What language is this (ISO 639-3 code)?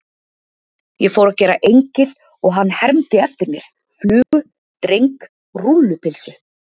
isl